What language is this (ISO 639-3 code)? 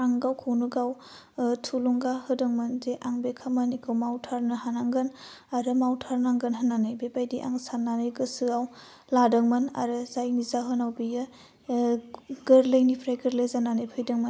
brx